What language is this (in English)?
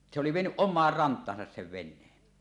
Finnish